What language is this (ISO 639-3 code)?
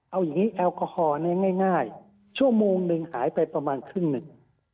tha